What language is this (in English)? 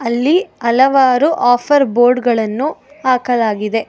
Kannada